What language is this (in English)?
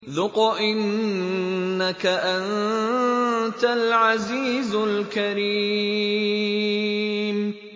Arabic